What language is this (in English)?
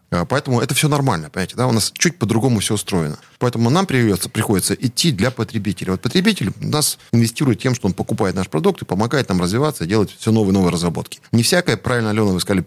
Russian